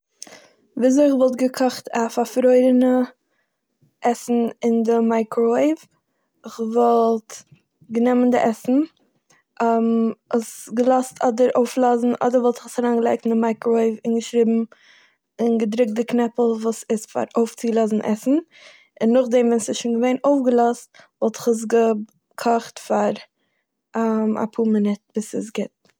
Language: Yiddish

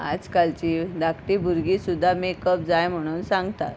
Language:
Konkani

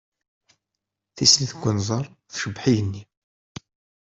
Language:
Kabyle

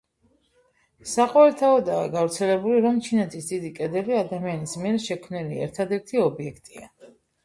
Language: Georgian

